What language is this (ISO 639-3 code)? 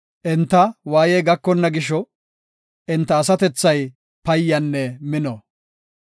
gof